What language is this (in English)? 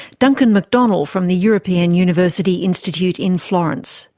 English